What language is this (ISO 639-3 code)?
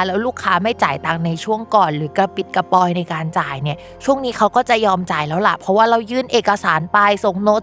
tha